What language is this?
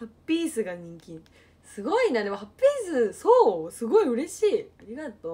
Japanese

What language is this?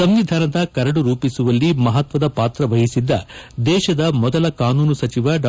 Kannada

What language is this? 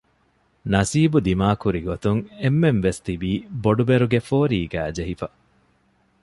Divehi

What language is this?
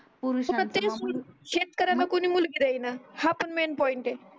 Marathi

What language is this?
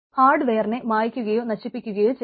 Malayalam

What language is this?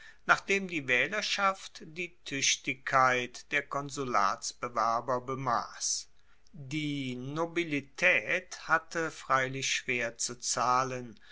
German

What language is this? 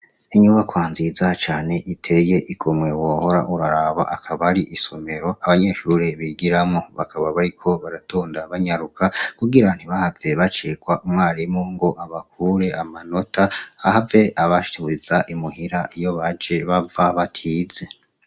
Rundi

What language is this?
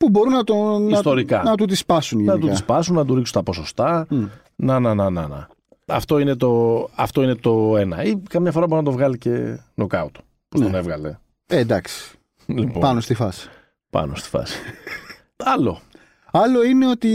Greek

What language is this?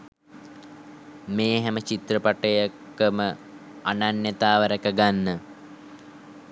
Sinhala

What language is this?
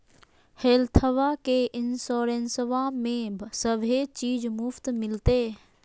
Magahi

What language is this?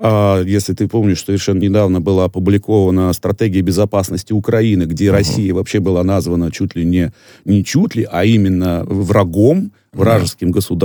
Russian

